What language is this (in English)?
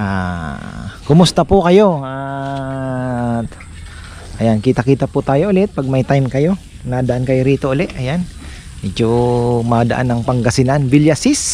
Filipino